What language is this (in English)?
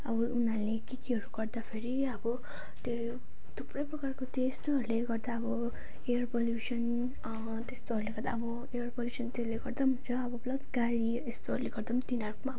Nepali